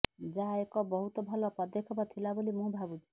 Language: Odia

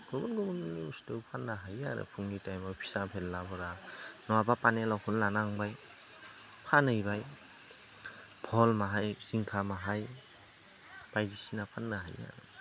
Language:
Bodo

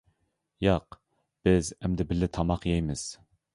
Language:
Uyghur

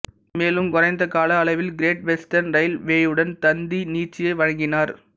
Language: Tamil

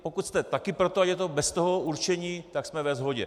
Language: Czech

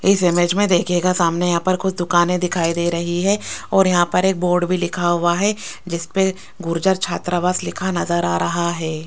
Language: Hindi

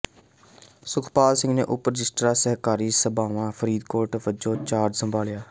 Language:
Punjabi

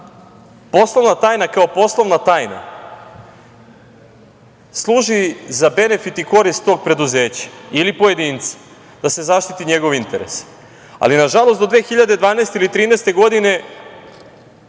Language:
Serbian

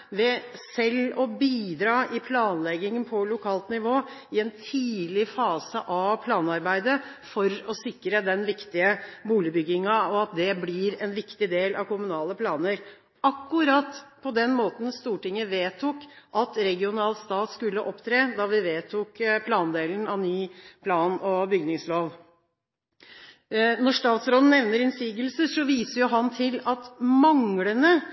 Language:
Norwegian Bokmål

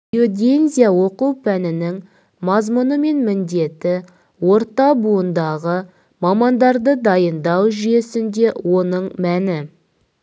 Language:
Kazakh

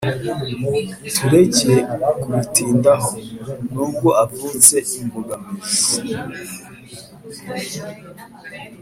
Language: Kinyarwanda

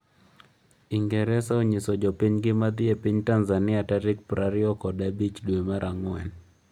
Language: Luo (Kenya and Tanzania)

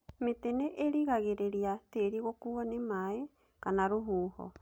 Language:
Kikuyu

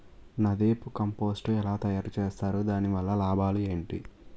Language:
Telugu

